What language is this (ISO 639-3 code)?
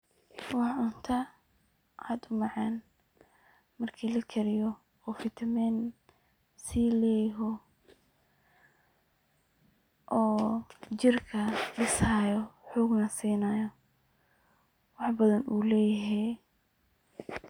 som